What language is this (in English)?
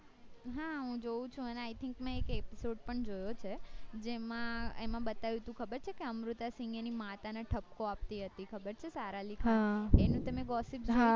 Gujarati